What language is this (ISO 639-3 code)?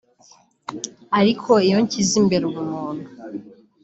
kin